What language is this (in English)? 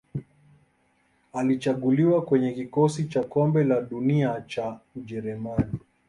Swahili